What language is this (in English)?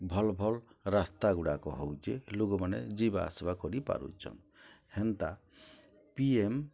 Odia